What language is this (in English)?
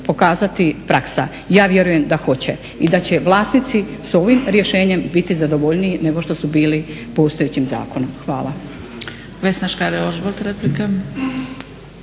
Croatian